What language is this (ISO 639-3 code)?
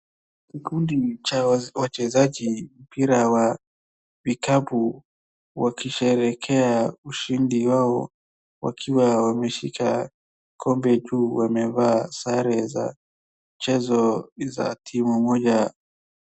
swa